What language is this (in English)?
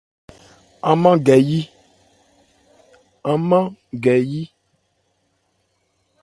Ebrié